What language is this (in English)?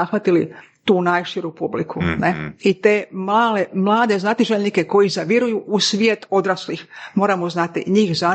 Croatian